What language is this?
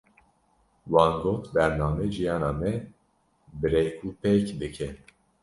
Kurdish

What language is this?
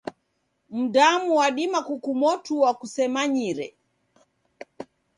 Taita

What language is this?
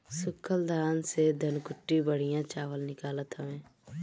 Bhojpuri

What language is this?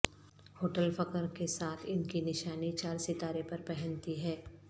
Urdu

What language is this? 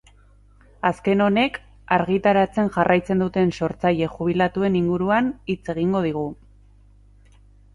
Basque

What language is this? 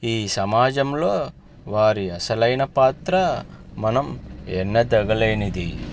Telugu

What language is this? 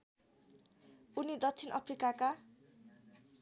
Nepali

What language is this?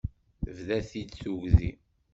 Kabyle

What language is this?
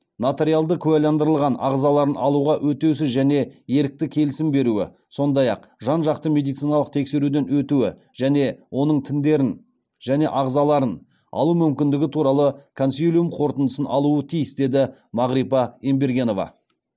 Kazakh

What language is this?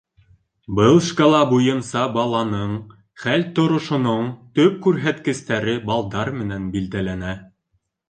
Bashkir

